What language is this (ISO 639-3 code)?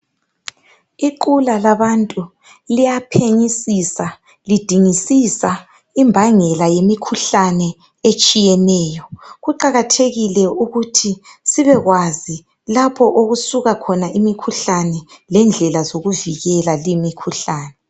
nde